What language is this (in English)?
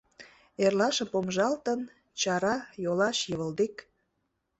Mari